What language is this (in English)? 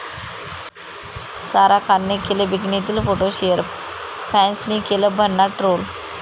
Marathi